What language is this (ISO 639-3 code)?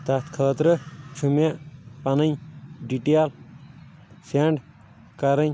kas